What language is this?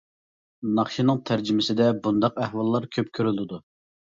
Uyghur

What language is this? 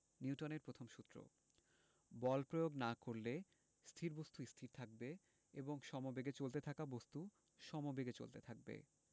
Bangla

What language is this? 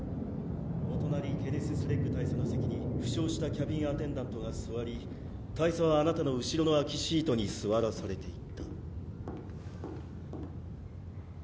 Japanese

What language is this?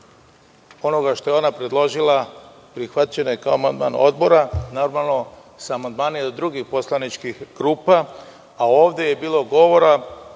Serbian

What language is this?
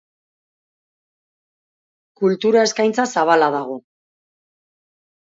Basque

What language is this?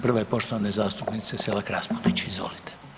Croatian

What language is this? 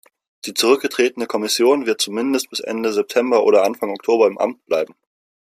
German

